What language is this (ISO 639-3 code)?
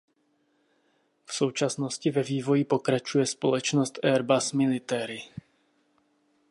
ces